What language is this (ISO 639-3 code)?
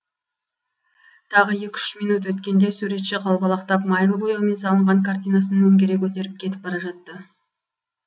kaz